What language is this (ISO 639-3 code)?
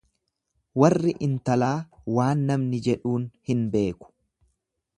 orm